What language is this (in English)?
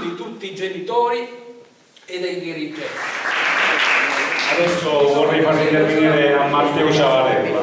Italian